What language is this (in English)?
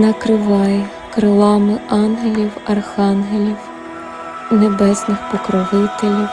Ukrainian